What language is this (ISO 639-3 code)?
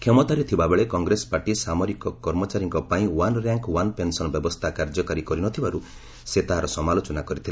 ori